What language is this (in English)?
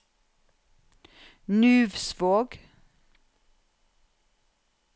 Norwegian